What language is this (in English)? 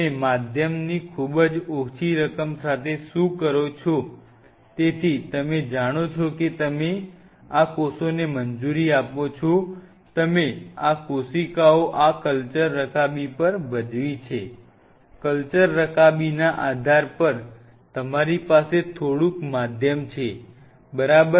Gujarati